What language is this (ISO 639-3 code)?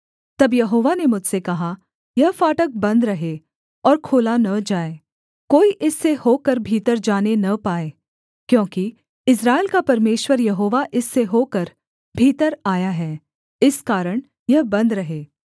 hin